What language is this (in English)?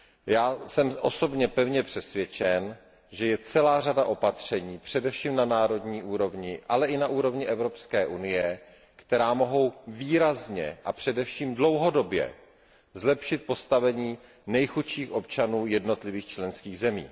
Czech